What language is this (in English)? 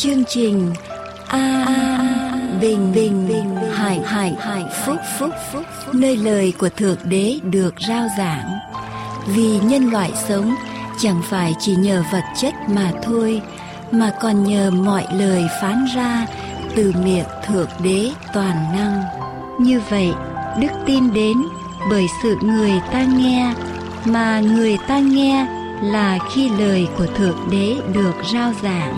Vietnamese